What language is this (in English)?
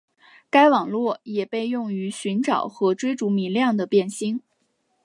Chinese